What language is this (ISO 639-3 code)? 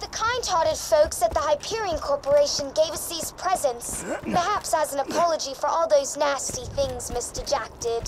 pol